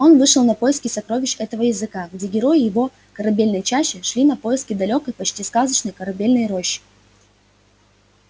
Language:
Russian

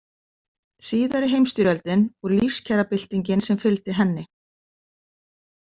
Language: Icelandic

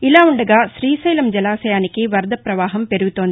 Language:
Telugu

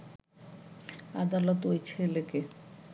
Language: Bangla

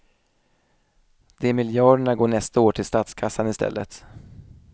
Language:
Swedish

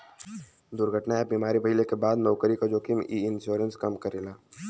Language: Bhojpuri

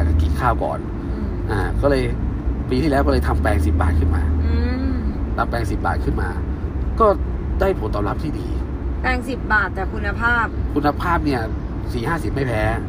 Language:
Thai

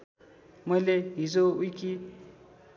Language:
Nepali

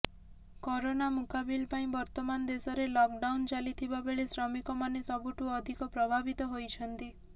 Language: Odia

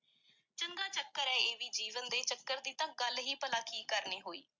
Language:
Punjabi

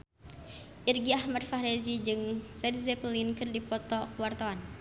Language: Sundanese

